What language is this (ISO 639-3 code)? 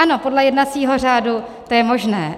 ces